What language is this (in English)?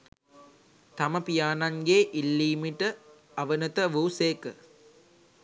Sinhala